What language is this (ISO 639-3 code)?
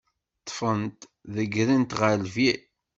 kab